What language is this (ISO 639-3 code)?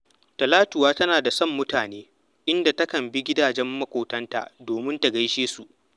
hau